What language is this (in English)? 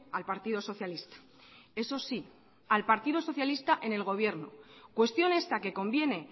Spanish